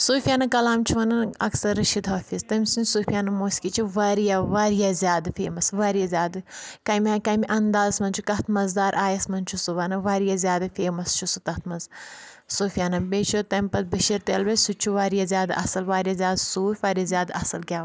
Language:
Kashmiri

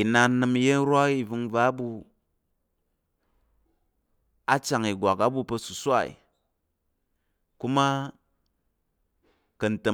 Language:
Tarok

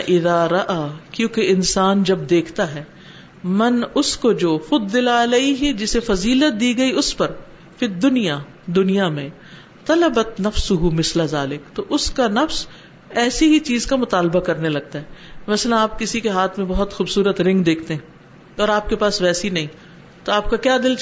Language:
Urdu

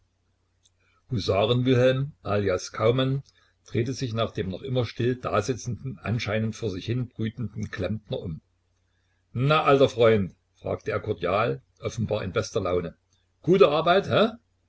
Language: German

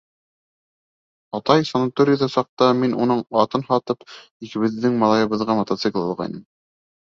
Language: Bashkir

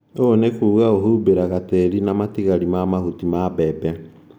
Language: Kikuyu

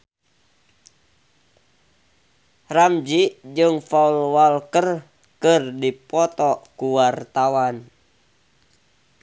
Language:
Sundanese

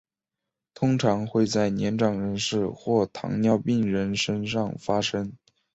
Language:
Chinese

